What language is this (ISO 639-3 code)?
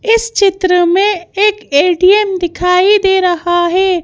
hin